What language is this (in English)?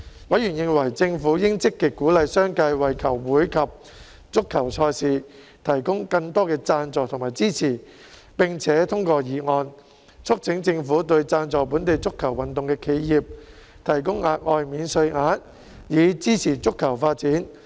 Cantonese